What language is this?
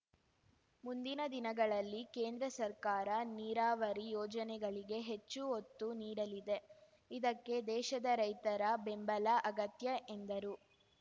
Kannada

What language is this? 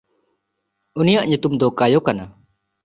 Santali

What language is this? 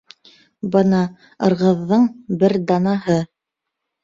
Bashkir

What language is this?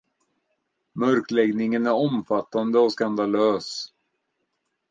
Swedish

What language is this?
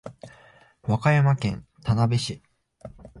Japanese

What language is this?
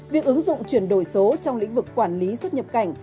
Vietnamese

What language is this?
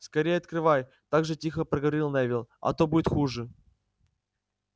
Russian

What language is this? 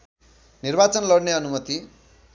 Nepali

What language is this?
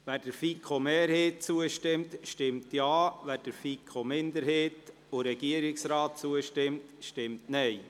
Swiss German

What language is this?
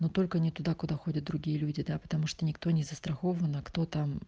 Russian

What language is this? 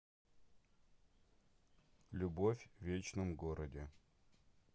Russian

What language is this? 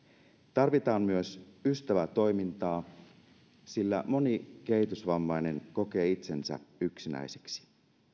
Finnish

